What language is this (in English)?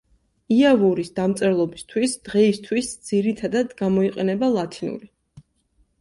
Georgian